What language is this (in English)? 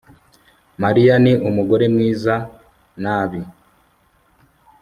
Kinyarwanda